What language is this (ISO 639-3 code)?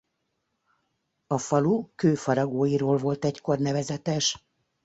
hun